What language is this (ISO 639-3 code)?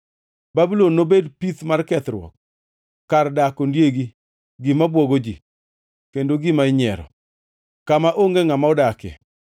luo